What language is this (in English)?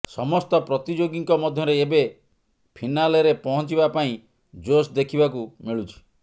Odia